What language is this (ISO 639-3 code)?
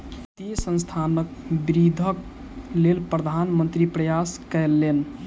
mai